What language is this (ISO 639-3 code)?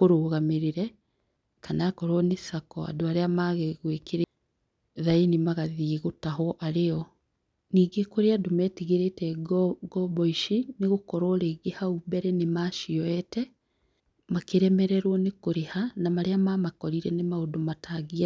kik